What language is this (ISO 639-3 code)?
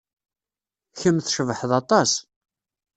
kab